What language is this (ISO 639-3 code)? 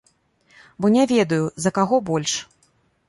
bel